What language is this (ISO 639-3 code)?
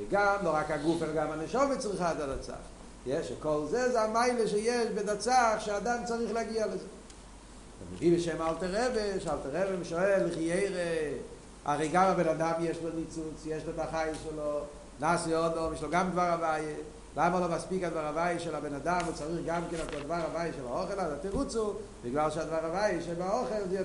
heb